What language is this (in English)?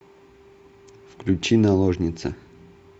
Russian